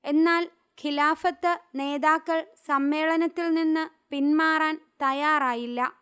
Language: Malayalam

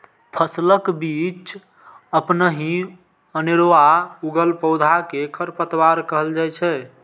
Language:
Maithili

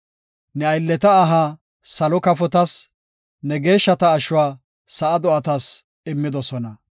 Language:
Gofa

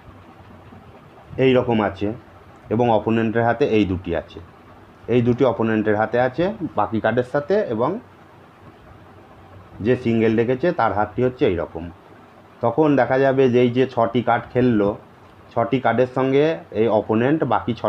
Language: Hindi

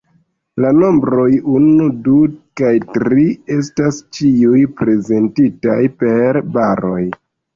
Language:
Esperanto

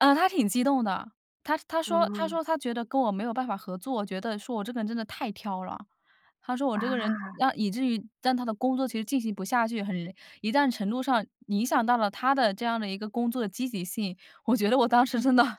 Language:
Chinese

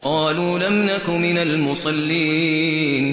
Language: Arabic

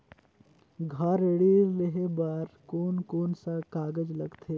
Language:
Chhattisgarhi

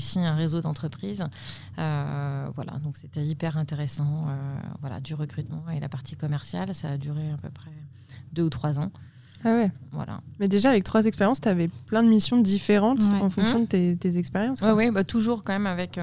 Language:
French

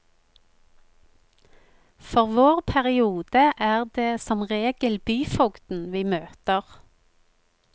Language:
Norwegian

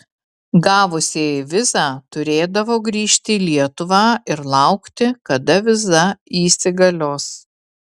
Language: Lithuanian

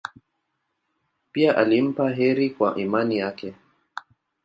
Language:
Swahili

